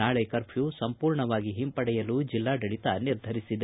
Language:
Kannada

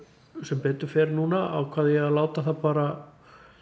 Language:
Icelandic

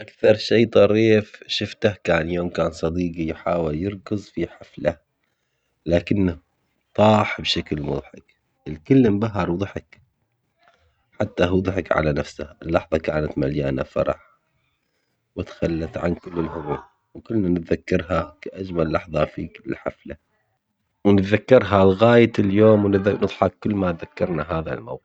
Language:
Omani Arabic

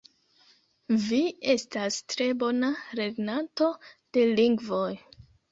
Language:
Esperanto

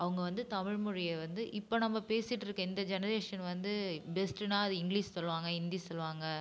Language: Tamil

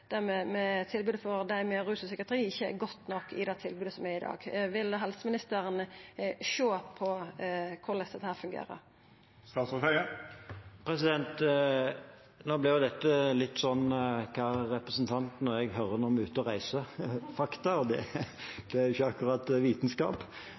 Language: Norwegian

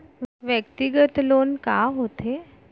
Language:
Chhattisgarhi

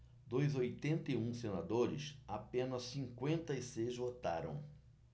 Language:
Portuguese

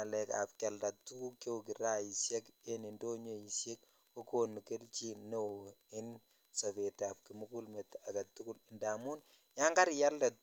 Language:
Kalenjin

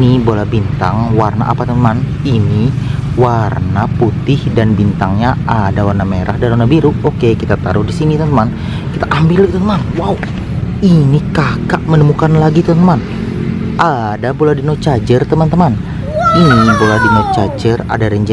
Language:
Indonesian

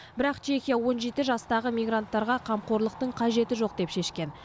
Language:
Kazakh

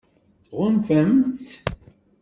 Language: Kabyle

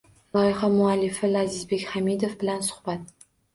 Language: Uzbek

